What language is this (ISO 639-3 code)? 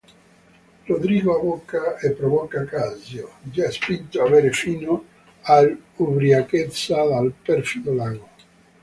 ita